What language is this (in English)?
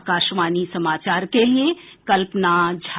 Hindi